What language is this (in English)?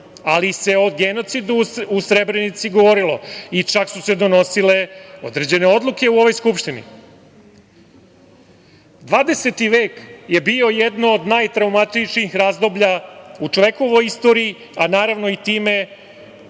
Serbian